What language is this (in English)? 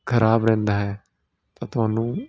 Punjabi